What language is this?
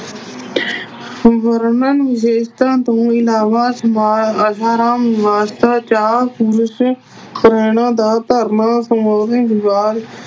Punjabi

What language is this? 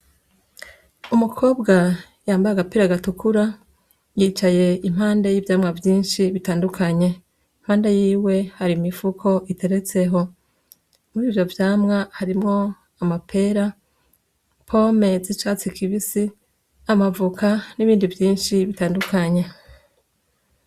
Rundi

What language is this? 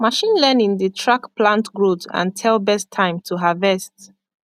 Nigerian Pidgin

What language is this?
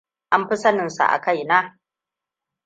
Hausa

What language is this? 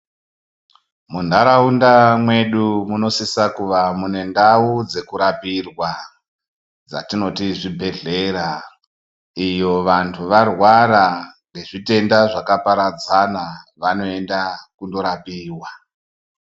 Ndau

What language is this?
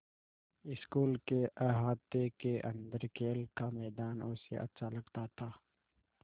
Hindi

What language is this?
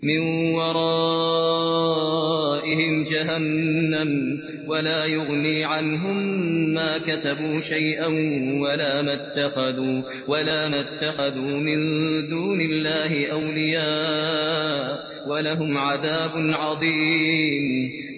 Arabic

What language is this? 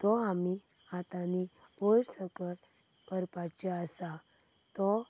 Konkani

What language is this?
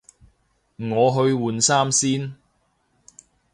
Cantonese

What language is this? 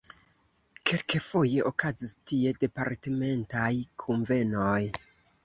Esperanto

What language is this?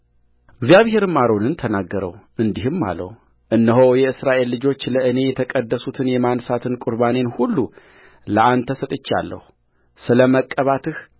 Amharic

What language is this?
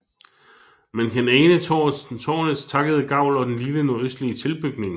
Danish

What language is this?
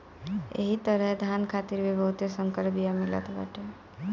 Bhojpuri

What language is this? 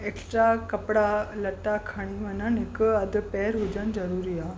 Sindhi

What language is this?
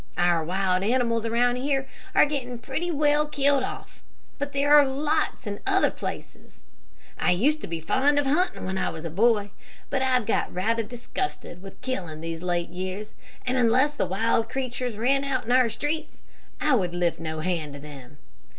English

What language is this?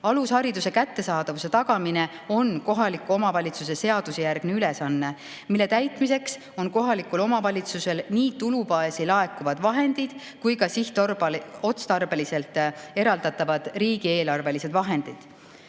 Estonian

